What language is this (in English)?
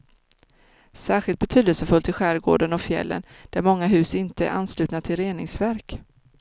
Swedish